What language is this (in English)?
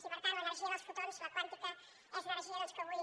Catalan